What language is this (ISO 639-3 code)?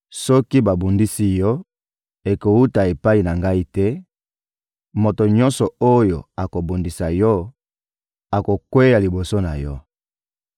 lin